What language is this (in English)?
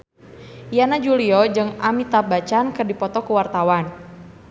Sundanese